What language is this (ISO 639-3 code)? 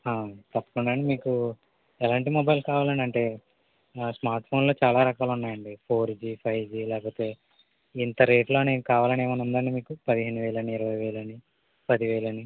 tel